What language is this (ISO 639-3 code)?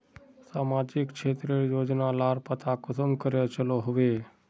mag